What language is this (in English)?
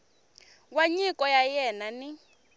Tsonga